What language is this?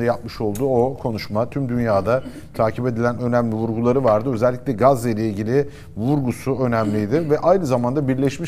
Turkish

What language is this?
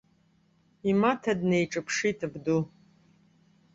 Abkhazian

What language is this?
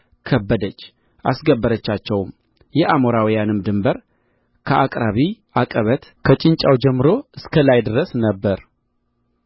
Amharic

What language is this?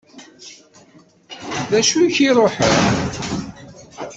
Kabyle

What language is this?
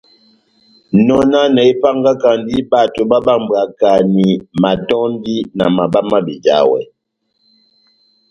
Batanga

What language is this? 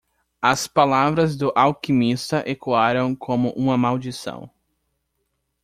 Portuguese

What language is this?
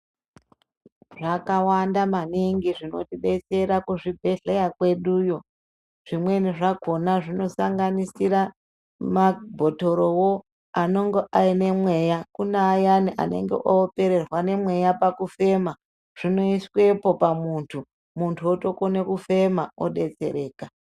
Ndau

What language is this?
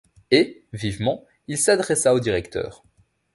French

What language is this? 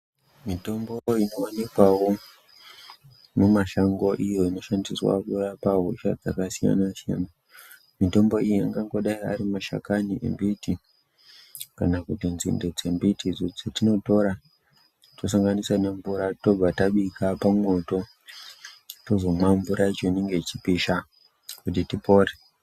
Ndau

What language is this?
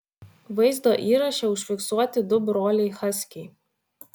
Lithuanian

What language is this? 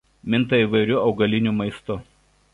Lithuanian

